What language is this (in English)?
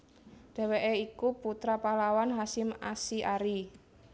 Javanese